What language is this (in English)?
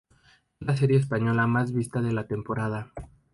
Spanish